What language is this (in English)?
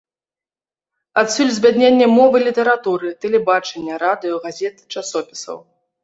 Belarusian